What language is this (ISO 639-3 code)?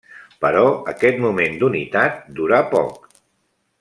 cat